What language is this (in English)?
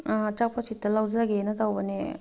Manipuri